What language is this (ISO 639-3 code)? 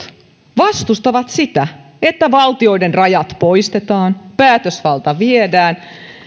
fin